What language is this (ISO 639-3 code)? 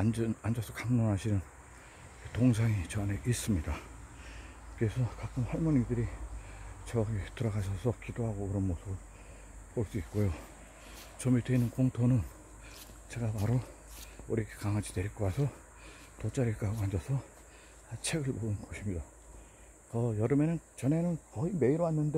kor